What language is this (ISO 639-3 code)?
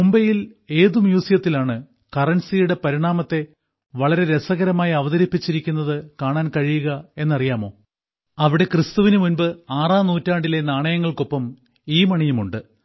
mal